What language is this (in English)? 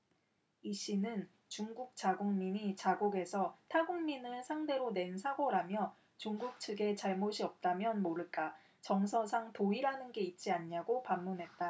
Korean